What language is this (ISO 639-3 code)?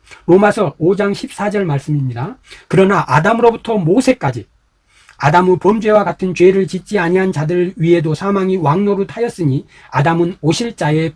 kor